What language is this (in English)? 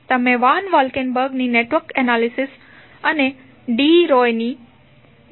Gujarati